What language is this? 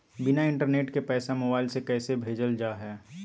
Magahi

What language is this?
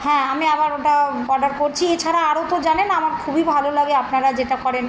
Bangla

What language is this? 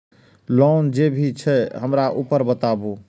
Maithili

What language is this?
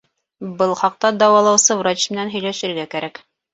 Bashkir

